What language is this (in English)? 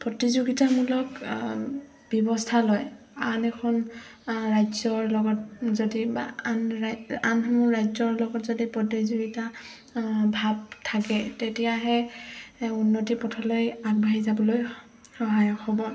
Assamese